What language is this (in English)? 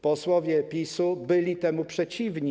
Polish